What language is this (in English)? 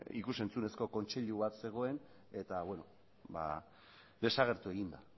Basque